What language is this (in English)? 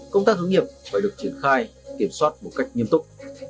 Vietnamese